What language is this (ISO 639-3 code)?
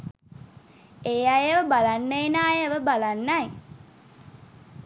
sin